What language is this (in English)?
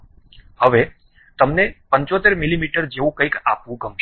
Gujarati